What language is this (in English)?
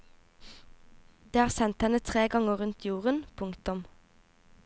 Norwegian